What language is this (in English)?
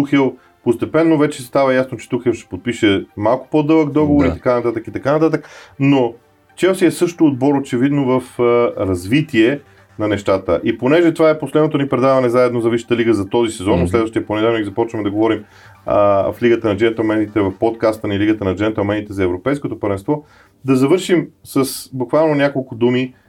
Bulgarian